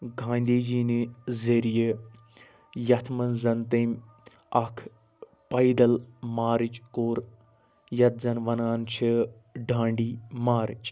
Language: Kashmiri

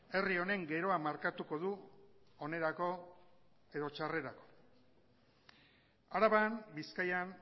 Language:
Basque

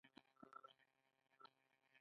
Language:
Pashto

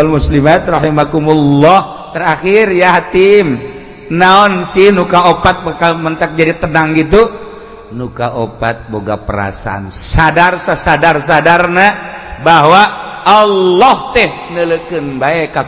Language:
Indonesian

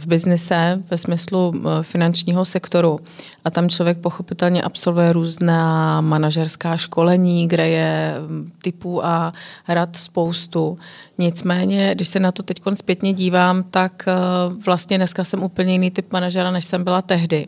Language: Czech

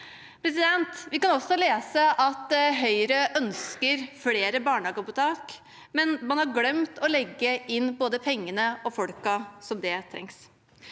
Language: Norwegian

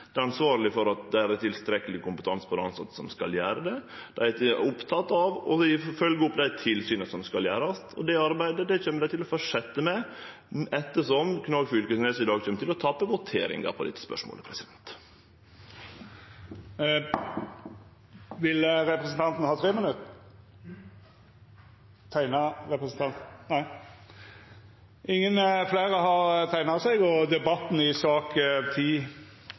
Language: Norwegian Nynorsk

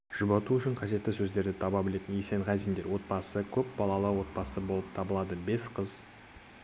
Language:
Kazakh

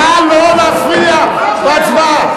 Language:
Hebrew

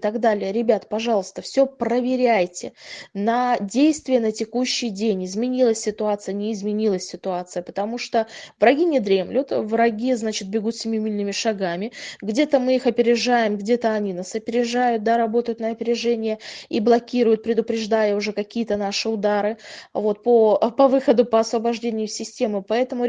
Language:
Russian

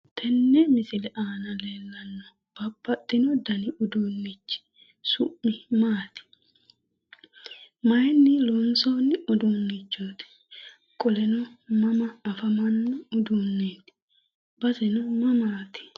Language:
Sidamo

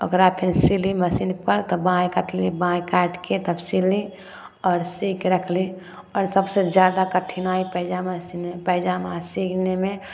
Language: Maithili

